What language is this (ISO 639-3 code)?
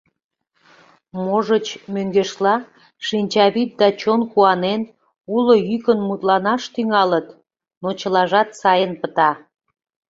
chm